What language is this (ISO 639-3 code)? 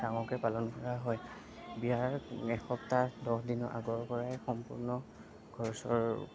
asm